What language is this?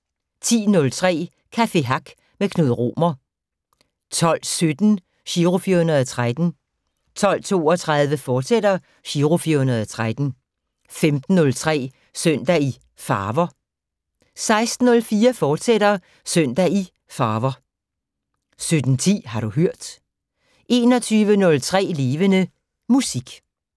Danish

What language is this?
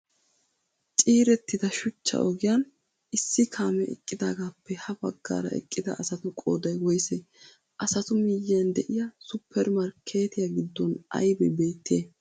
Wolaytta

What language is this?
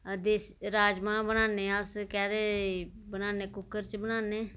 Dogri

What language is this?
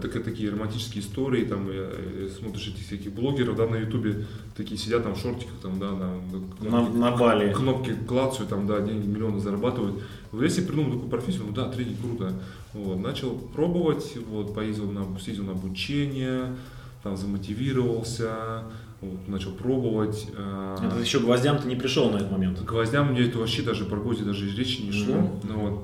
Russian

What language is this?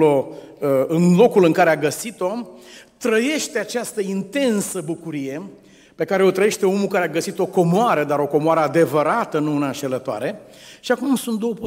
Romanian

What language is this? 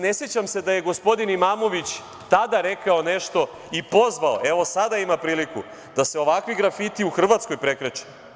Serbian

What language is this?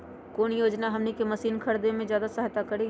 Magahi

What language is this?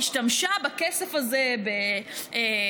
Hebrew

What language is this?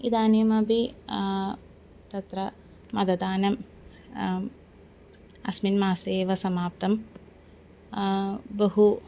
Sanskrit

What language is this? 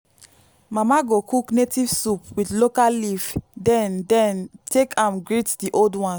Nigerian Pidgin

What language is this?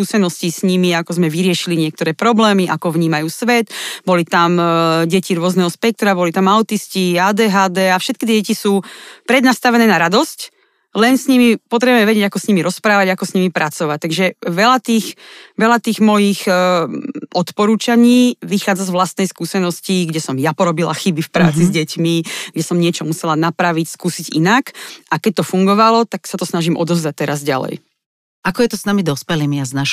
Slovak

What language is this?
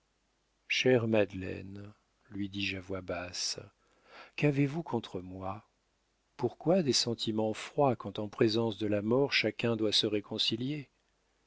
French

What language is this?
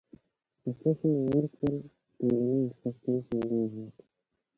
Indus Kohistani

